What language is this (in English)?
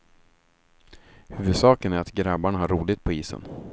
Swedish